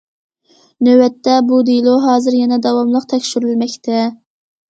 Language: Uyghur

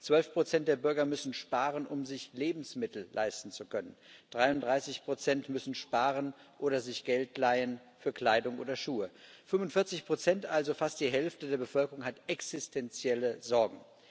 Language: German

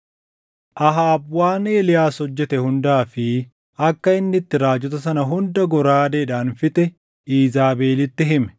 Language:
Oromo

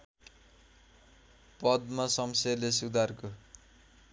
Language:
Nepali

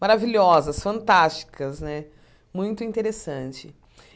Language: Portuguese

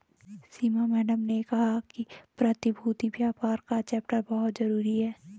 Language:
Hindi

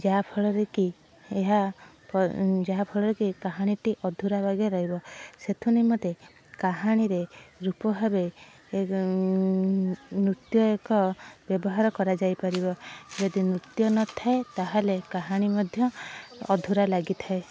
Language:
Odia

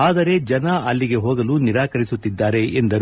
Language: Kannada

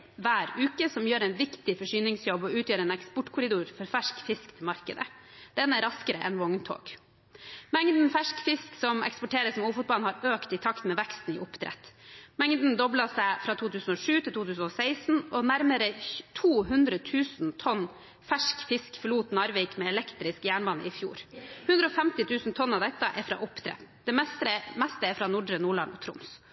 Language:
Norwegian Bokmål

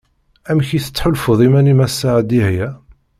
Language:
Kabyle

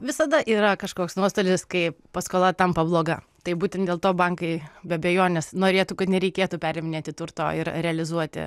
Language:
Lithuanian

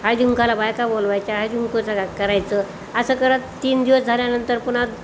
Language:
Marathi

